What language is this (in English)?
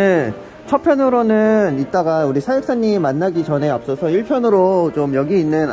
Korean